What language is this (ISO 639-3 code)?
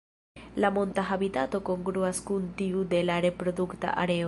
epo